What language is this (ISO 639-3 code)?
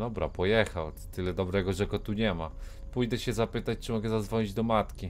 pol